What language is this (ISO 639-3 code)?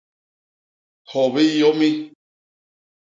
bas